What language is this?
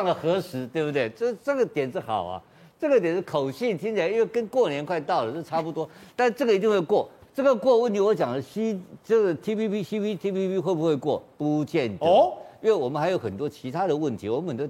Chinese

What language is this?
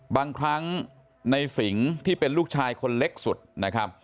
Thai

